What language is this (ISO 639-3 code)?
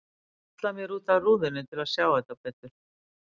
isl